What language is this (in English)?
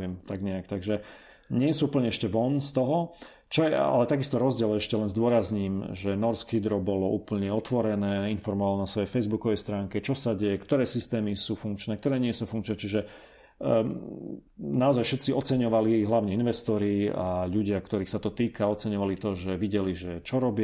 Slovak